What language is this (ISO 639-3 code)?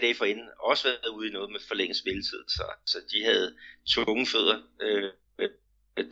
dan